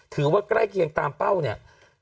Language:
Thai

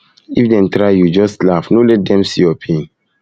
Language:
Nigerian Pidgin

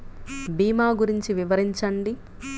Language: Telugu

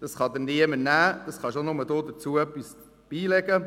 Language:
Swiss German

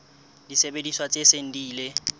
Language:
Southern Sotho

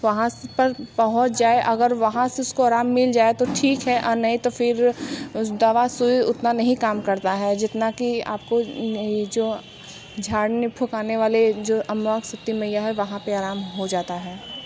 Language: Hindi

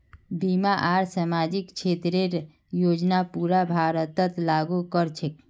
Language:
Magahi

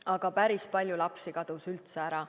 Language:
Estonian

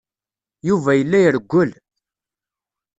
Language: Kabyle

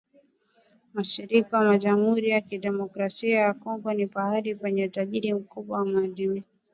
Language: Swahili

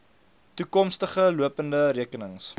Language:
Afrikaans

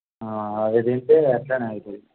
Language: Telugu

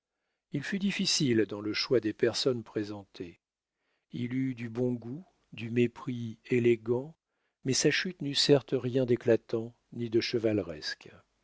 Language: French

